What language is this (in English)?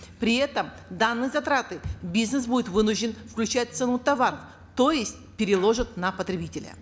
Kazakh